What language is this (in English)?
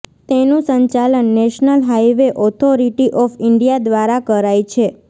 Gujarati